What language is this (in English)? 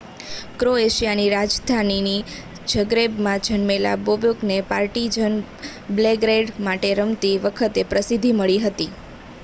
Gujarati